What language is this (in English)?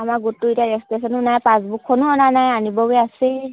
Assamese